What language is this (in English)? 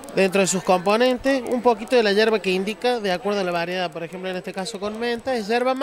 Spanish